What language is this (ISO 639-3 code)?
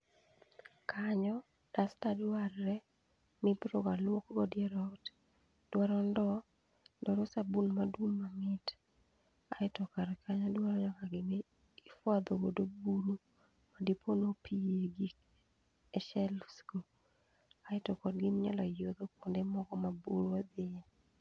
luo